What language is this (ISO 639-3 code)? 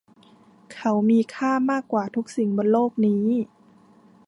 tha